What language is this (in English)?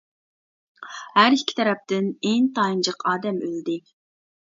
Uyghur